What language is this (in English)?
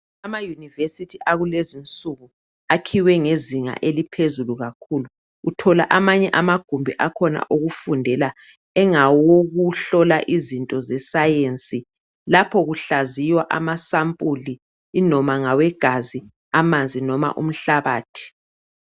North Ndebele